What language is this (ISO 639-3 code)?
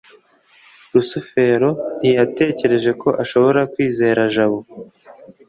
kin